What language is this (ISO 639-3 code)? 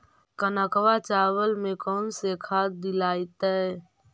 mag